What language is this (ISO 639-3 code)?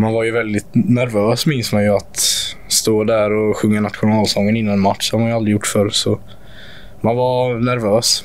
swe